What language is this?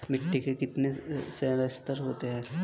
Hindi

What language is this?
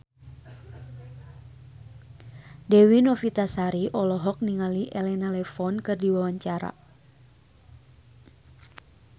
Sundanese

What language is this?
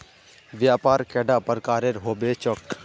Magahi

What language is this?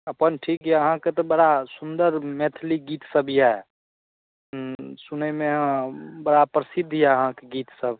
Maithili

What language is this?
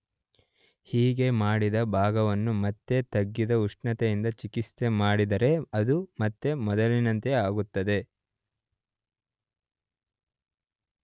Kannada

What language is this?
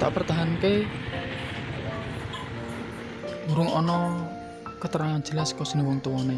Indonesian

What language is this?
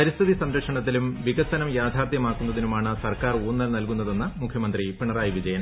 Malayalam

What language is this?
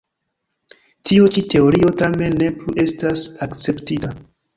Esperanto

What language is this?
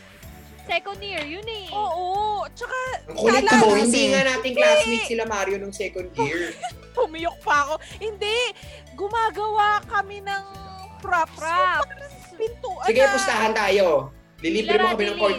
Filipino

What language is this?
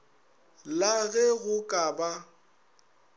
Northern Sotho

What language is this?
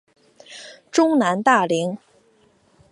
Chinese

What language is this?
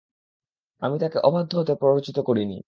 Bangla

